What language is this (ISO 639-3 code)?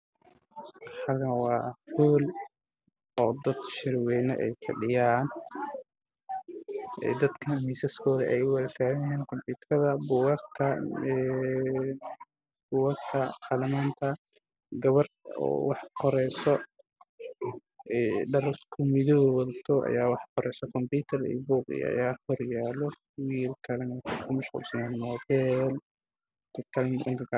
som